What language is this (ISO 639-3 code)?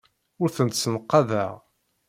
kab